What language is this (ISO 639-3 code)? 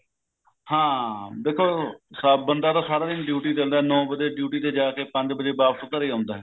pan